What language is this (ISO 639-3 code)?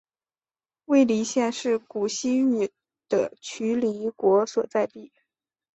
zho